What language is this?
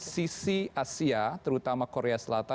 Indonesian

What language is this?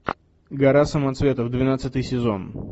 Russian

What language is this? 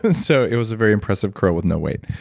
English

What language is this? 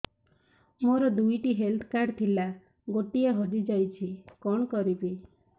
Odia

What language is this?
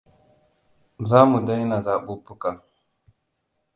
Hausa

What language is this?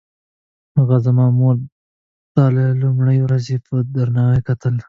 Pashto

